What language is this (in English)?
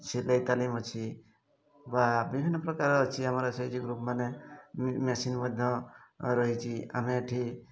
Odia